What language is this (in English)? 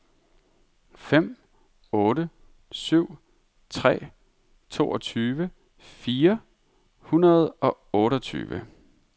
Danish